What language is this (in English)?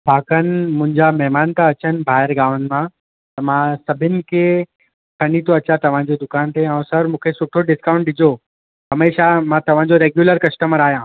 Sindhi